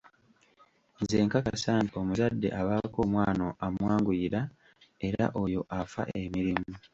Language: Ganda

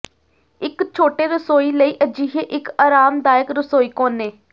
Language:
Punjabi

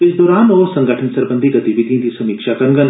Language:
Dogri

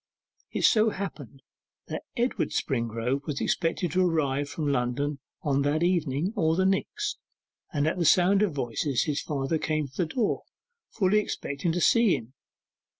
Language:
English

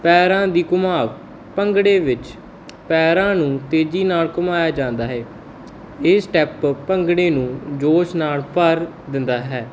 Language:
Punjabi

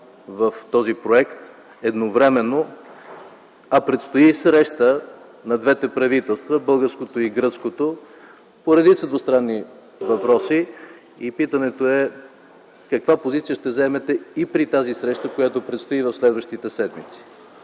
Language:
Bulgarian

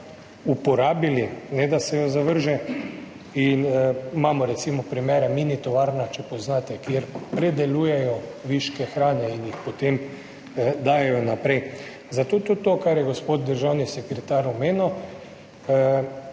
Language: Slovenian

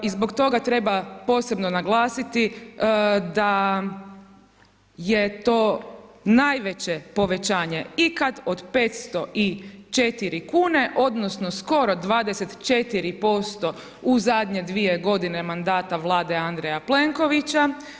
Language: Croatian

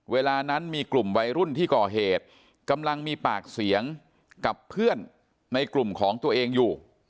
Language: Thai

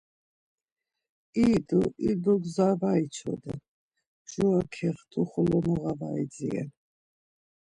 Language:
Laz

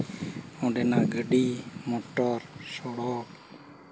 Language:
Santali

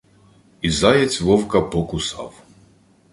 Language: Ukrainian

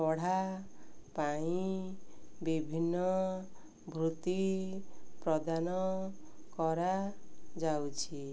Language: Odia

